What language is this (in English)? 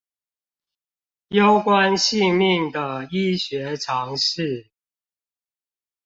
Chinese